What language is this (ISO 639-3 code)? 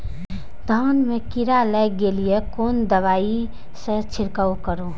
mai